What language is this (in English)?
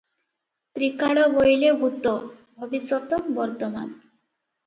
Odia